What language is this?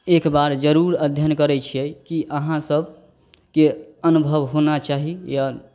Maithili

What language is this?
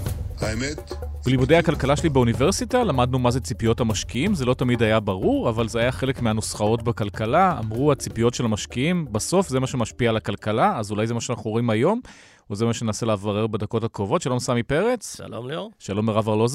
Hebrew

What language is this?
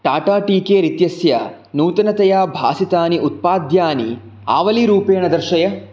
Sanskrit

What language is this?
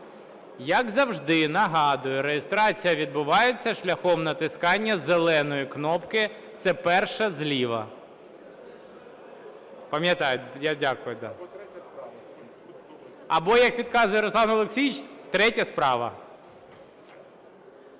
Ukrainian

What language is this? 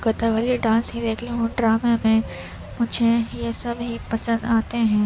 Urdu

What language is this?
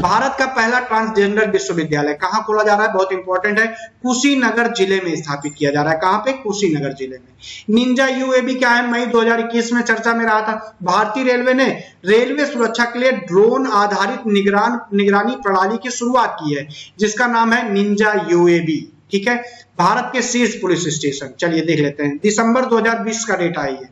Hindi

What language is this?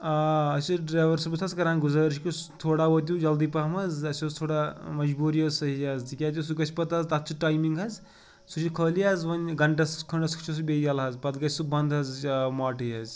Kashmiri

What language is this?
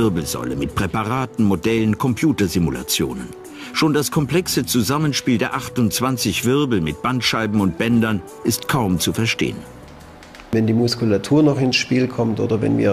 German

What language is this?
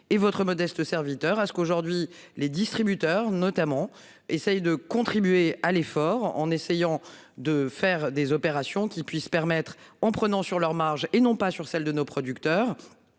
French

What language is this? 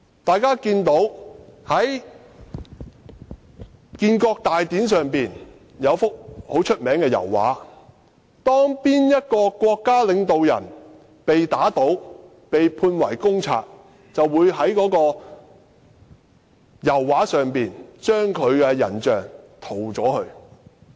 Cantonese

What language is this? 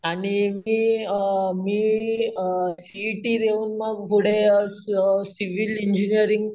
Marathi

